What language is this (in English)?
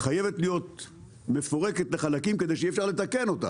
Hebrew